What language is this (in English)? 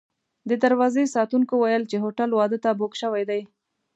Pashto